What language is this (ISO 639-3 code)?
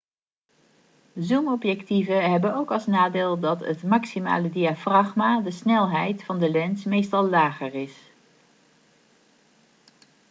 nld